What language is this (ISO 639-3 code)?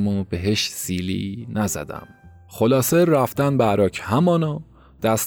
fas